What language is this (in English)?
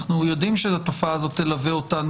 Hebrew